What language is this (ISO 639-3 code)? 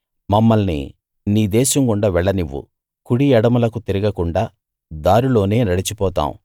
tel